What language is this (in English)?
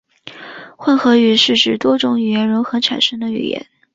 Chinese